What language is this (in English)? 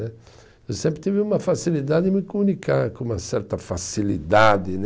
Portuguese